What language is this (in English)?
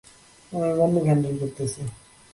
Bangla